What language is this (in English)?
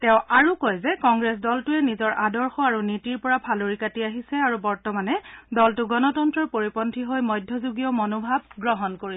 Assamese